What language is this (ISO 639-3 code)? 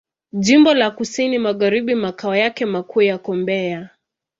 swa